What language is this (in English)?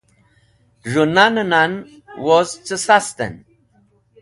Wakhi